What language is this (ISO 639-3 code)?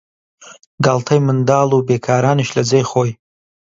ckb